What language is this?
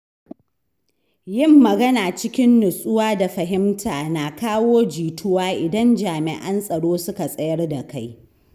Hausa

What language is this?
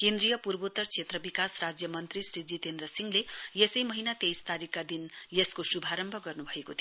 Nepali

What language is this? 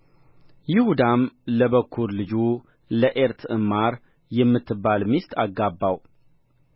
Amharic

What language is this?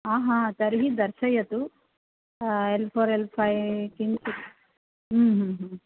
Sanskrit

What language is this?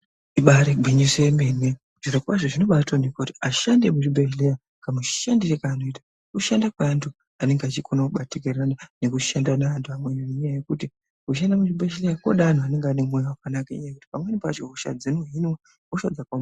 Ndau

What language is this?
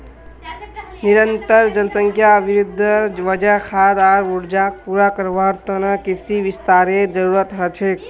Magahi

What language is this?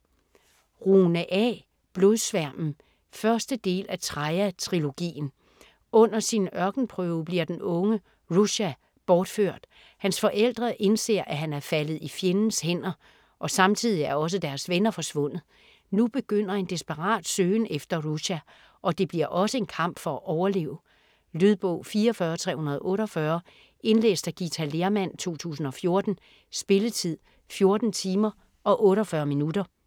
Danish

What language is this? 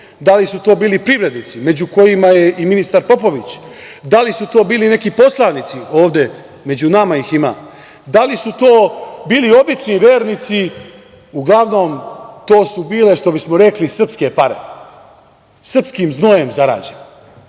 Serbian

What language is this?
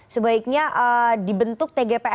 Indonesian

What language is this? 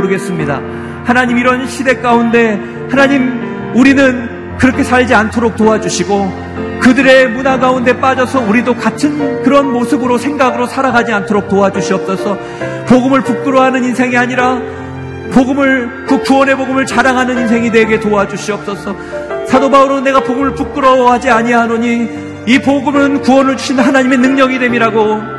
Korean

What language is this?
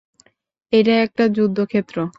Bangla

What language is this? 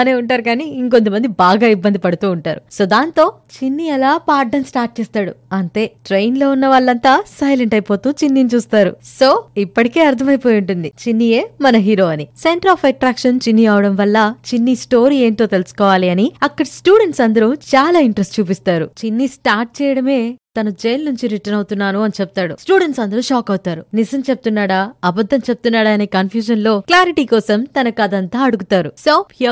Telugu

